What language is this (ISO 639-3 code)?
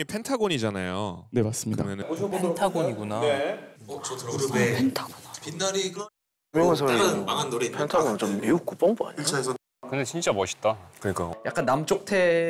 kor